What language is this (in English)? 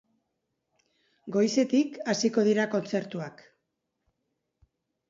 Basque